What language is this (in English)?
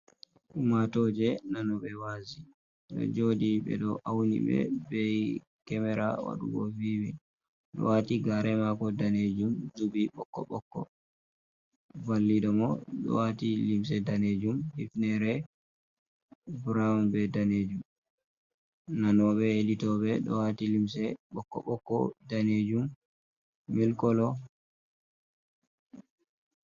Fula